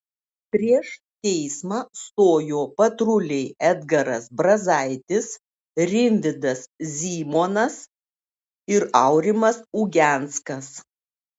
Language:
Lithuanian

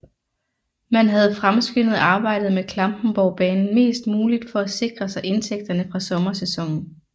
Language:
Danish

